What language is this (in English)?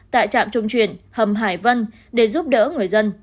Vietnamese